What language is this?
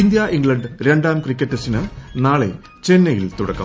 Malayalam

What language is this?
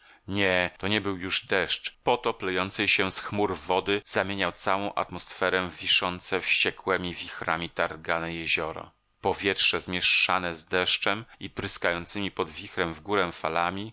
Polish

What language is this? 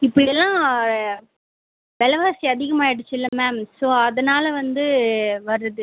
Tamil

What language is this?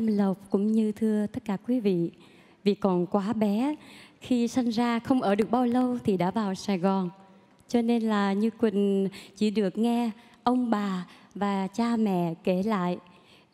Vietnamese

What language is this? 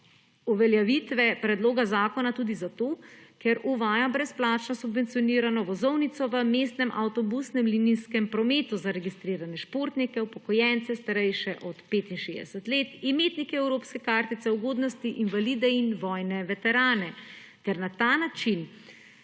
Slovenian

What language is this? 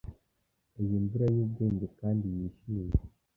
Kinyarwanda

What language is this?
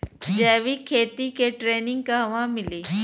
Bhojpuri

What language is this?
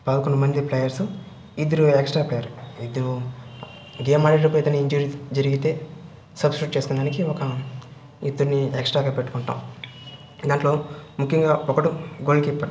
Telugu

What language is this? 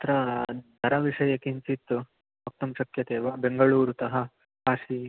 Sanskrit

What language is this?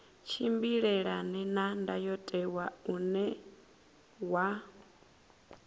Venda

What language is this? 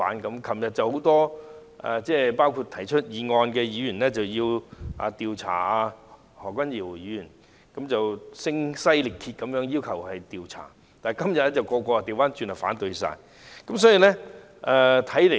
Cantonese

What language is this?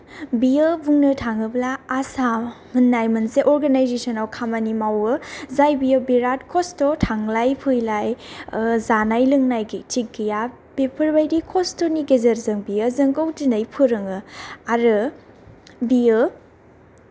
Bodo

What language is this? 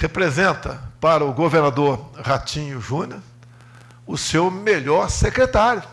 Portuguese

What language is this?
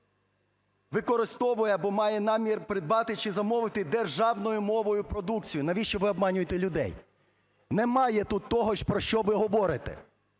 Ukrainian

